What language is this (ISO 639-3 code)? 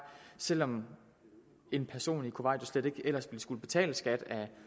dan